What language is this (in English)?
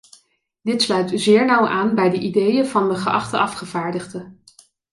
Dutch